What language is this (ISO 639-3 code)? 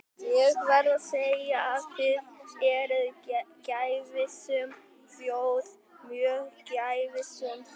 isl